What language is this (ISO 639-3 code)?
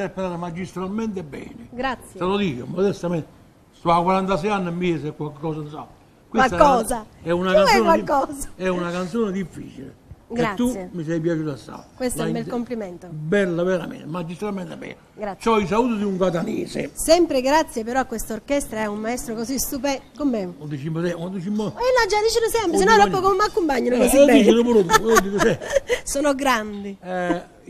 ita